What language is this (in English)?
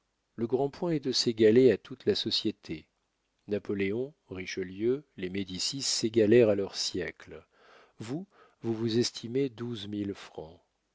French